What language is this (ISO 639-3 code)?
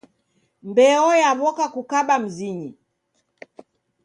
dav